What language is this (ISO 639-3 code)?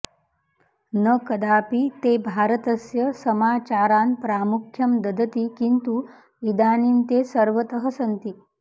san